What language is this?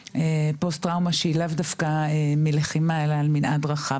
Hebrew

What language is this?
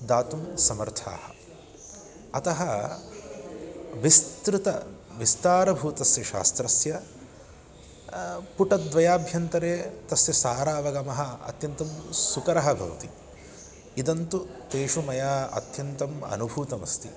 Sanskrit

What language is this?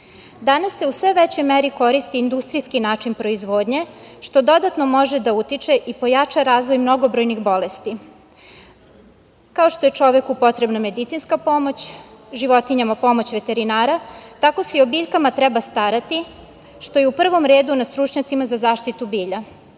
Serbian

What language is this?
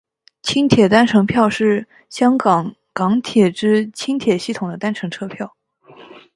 Chinese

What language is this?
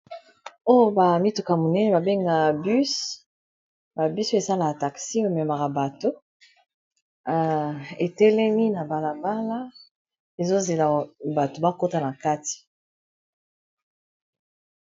Lingala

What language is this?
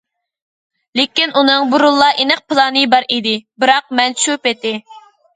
Uyghur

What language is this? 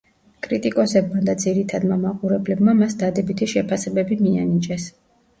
Georgian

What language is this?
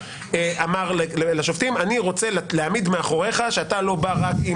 Hebrew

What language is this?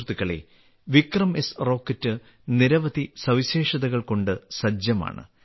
Malayalam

